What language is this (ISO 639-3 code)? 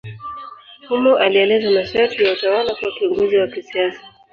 swa